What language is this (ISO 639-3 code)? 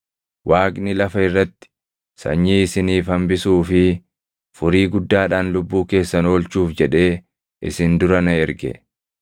orm